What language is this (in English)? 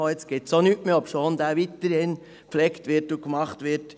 Swiss German